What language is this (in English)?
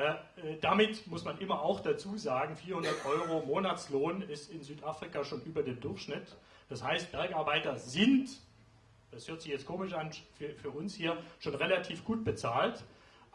German